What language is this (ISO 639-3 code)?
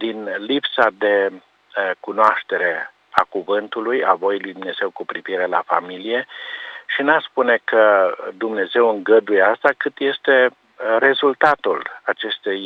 ron